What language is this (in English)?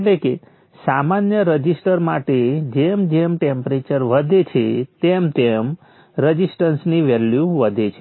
Gujarati